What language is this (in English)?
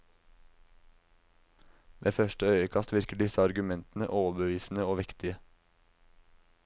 Norwegian